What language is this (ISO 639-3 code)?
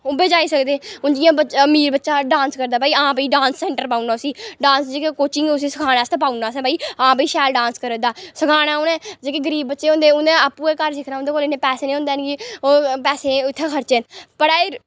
doi